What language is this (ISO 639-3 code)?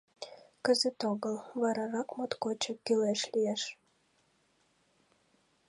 chm